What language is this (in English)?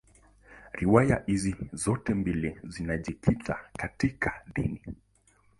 Swahili